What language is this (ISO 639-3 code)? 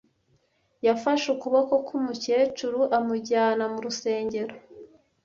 kin